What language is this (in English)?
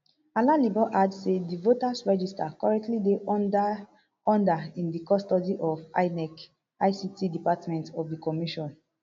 Nigerian Pidgin